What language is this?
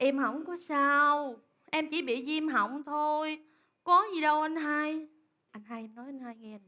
Vietnamese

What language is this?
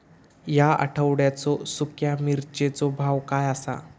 Marathi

